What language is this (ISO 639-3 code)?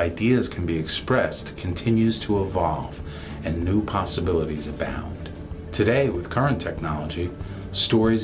eng